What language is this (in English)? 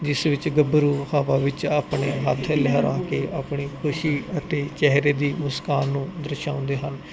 Punjabi